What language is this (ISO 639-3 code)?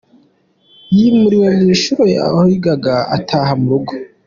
kin